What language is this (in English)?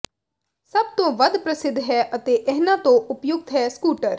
Punjabi